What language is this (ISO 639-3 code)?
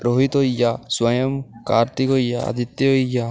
doi